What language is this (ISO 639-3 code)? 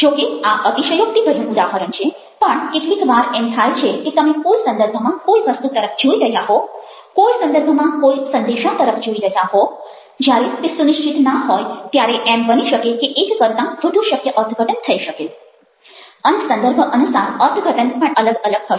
guj